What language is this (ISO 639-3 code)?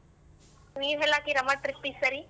kan